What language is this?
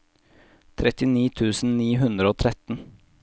Norwegian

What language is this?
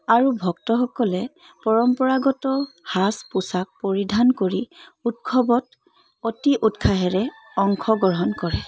Assamese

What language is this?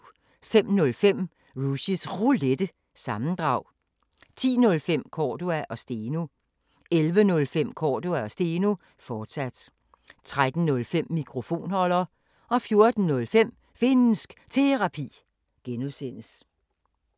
Danish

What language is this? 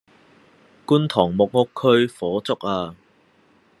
Cantonese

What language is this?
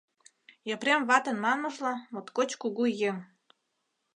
Mari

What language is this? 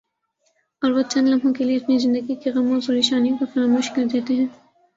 Urdu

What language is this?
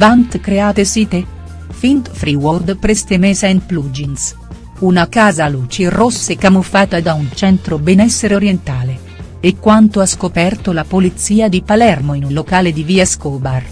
Italian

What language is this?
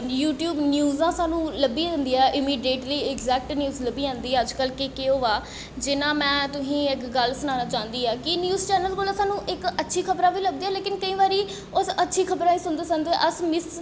Dogri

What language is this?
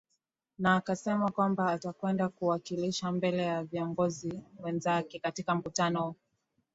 Swahili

